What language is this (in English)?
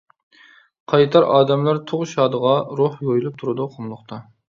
Uyghur